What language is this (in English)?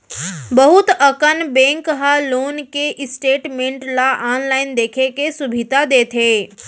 Chhattisgarhi